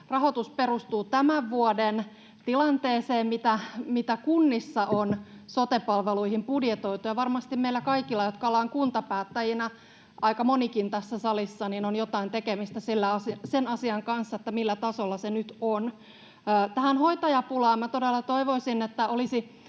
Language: Finnish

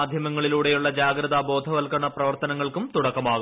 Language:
Malayalam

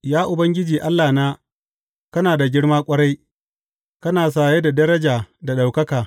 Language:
Hausa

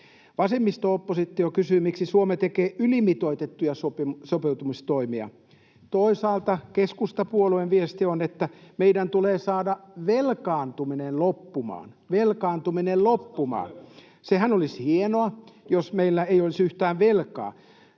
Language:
Finnish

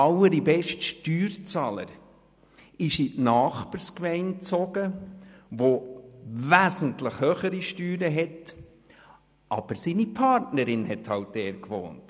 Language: Swiss German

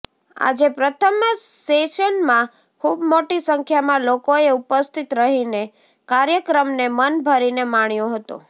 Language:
Gujarati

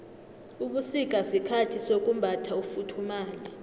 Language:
South Ndebele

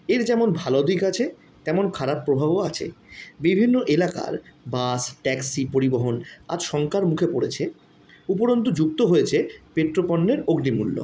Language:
Bangla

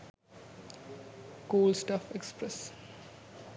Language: Sinhala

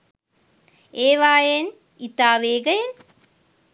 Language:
Sinhala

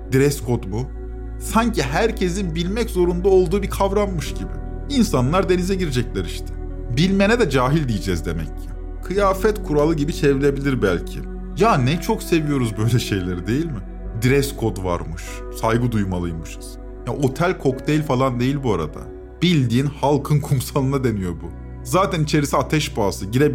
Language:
Turkish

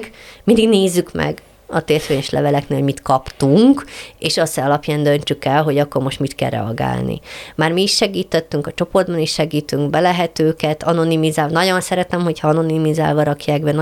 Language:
Hungarian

